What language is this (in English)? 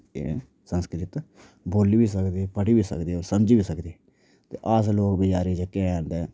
Dogri